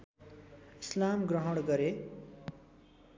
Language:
Nepali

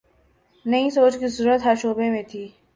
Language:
Urdu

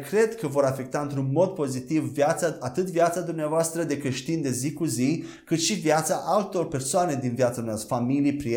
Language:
Romanian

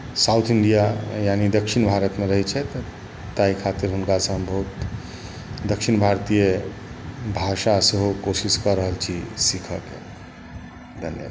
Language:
Maithili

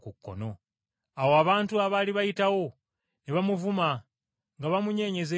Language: Ganda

